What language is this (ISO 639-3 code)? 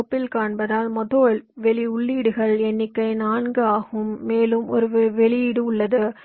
tam